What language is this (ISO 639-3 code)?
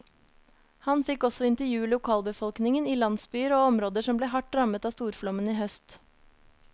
nor